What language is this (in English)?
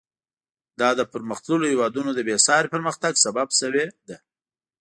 Pashto